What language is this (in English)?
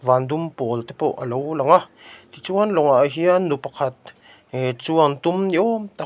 Mizo